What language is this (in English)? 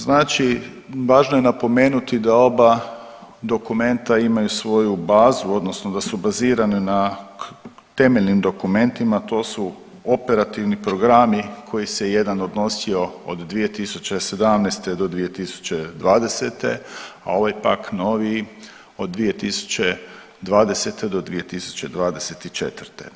Croatian